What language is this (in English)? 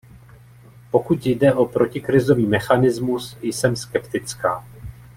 Czech